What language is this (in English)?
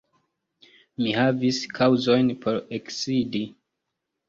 Esperanto